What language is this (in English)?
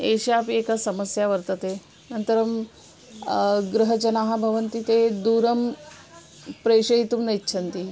Sanskrit